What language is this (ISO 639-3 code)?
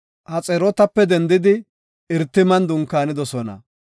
gof